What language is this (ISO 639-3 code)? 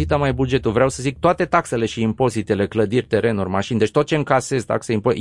ron